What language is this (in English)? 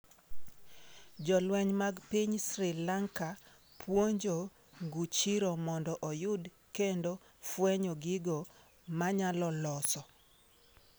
Luo (Kenya and Tanzania)